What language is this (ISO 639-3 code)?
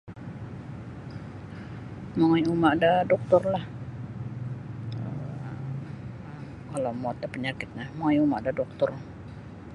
bsy